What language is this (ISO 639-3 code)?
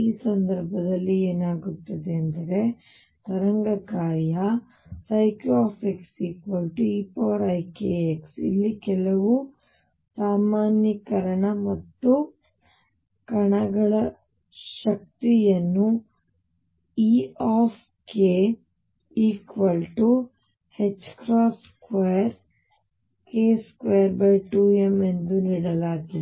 kan